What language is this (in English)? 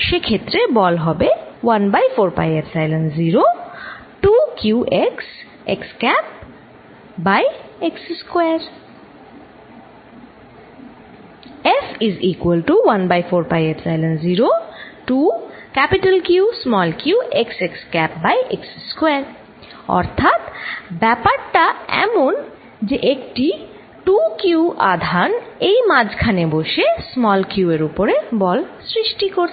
Bangla